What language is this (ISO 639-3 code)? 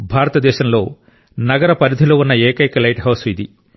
tel